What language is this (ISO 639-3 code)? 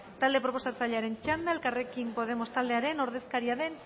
eus